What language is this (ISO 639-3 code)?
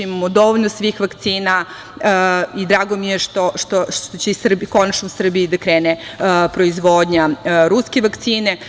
srp